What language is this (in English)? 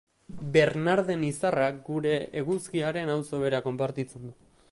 Basque